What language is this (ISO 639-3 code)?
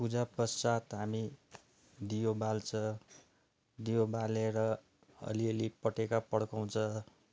nep